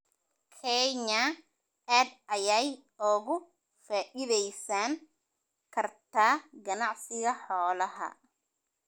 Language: Somali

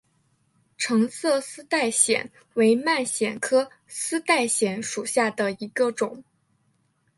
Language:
Chinese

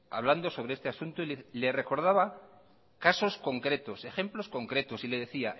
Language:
Spanish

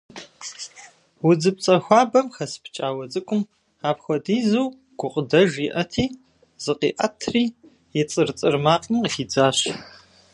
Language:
Kabardian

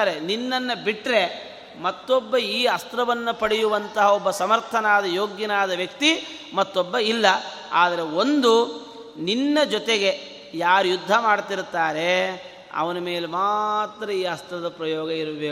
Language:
Kannada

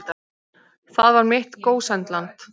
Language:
Icelandic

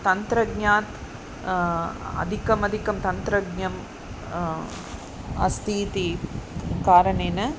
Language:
Sanskrit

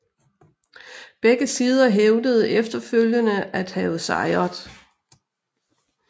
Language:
Danish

